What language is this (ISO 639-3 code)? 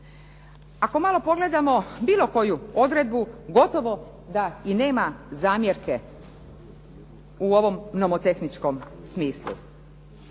hrv